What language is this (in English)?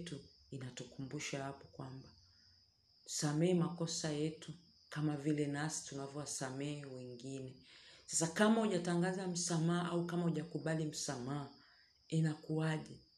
Swahili